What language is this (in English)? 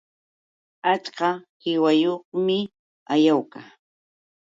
Yauyos Quechua